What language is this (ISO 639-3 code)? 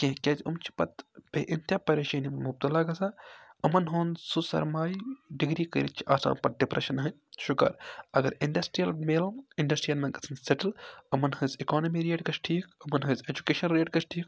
kas